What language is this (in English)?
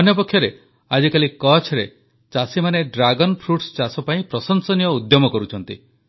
Odia